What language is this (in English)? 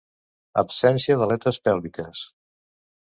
Catalan